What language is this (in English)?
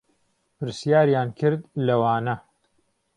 Central Kurdish